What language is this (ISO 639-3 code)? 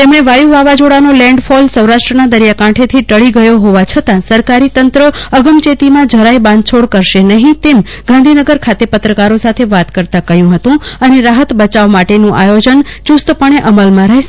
guj